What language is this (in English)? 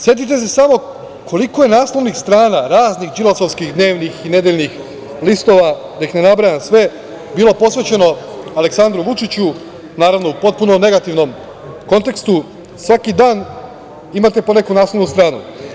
Serbian